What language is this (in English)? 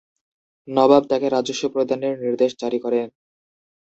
Bangla